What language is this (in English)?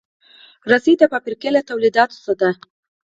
Pashto